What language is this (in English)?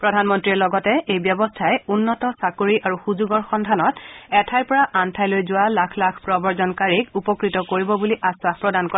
Assamese